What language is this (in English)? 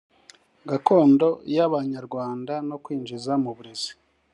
Kinyarwanda